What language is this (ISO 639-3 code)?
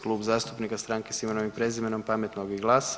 hrv